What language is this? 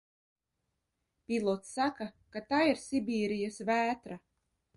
Latvian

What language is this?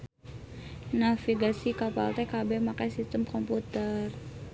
Sundanese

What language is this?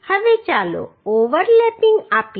Gujarati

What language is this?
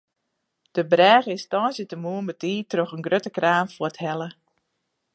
Western Frisian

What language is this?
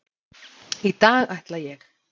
Icelandic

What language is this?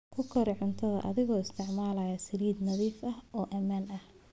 Somali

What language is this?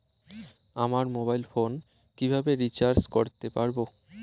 Bangla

